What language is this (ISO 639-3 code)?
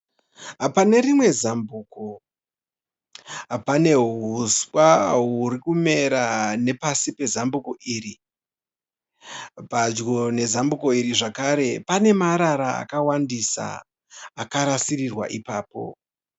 sna